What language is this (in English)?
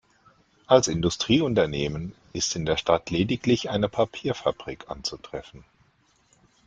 German